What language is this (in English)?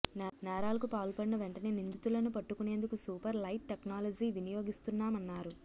Telugu